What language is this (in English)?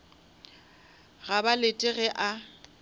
Northern Sotho